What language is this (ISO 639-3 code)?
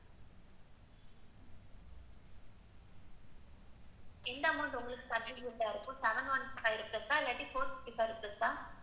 tam